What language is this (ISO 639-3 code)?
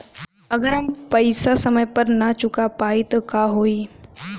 bho